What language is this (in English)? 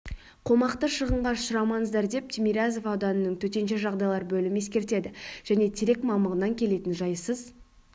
Kazakh